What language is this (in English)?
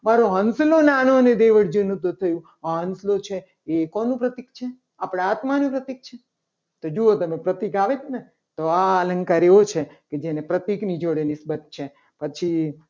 Gujarati